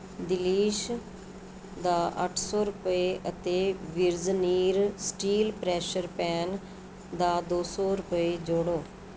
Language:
Punjabi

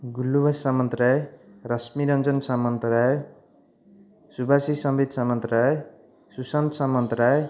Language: Odia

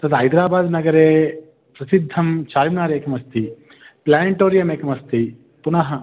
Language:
Sanskrit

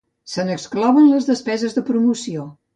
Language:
Catalan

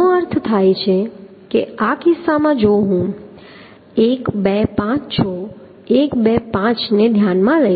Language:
Gujarati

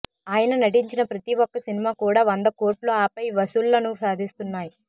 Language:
Telugu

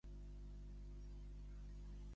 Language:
Catalan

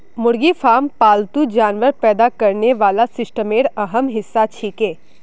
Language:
Magahi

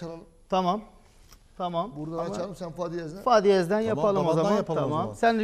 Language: Turkish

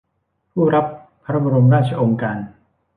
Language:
Thai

